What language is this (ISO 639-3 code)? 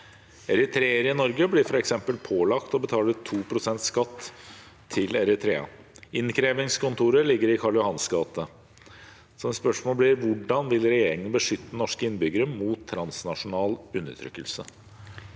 nor